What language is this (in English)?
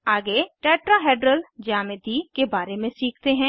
Hindi